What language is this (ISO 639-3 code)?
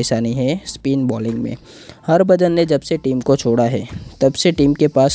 hin